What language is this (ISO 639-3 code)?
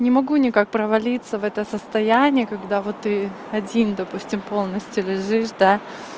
rus